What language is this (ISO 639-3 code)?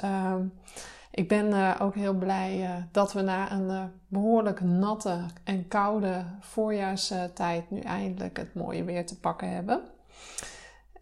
nld